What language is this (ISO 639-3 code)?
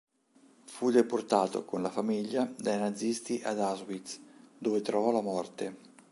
ita